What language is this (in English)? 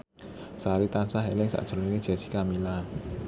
Javanese